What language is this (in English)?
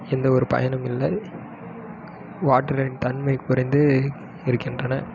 Tamil